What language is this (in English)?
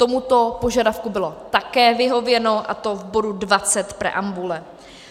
Czech